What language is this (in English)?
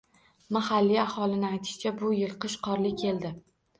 Uzbek